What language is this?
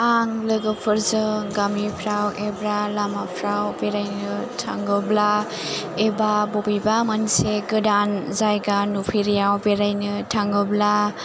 Bodo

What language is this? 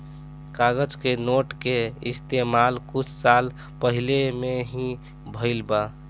Bhojpuri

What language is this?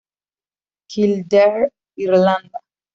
Spanish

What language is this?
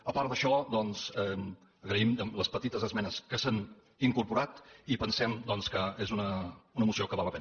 Catalan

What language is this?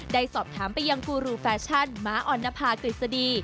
Thai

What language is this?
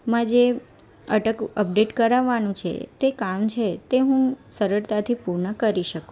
Gujarati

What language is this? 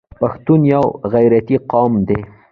Pashto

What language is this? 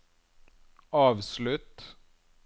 Norwegian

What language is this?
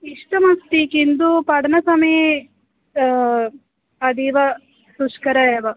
Sanskrit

